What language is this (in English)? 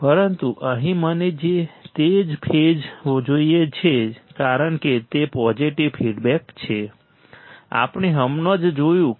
Gujarati